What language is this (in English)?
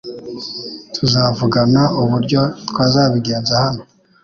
Kinyarwanda